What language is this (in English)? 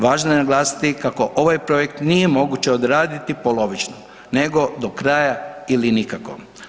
Croatian